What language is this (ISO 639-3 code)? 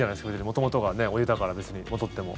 jpn